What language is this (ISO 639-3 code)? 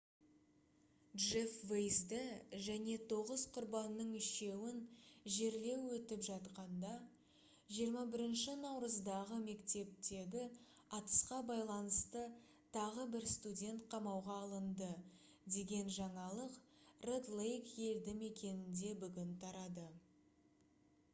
kaz